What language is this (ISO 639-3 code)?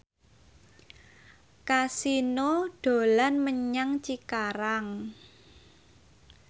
jav